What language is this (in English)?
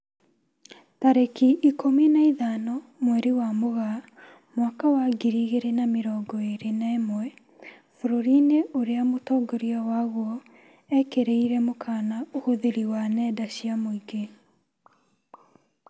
Kikuyu